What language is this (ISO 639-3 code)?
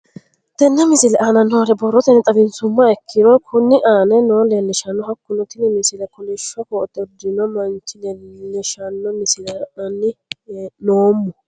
sid